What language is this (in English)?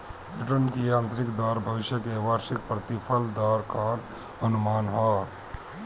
Bhojpuri